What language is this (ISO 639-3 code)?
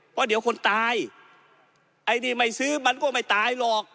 tha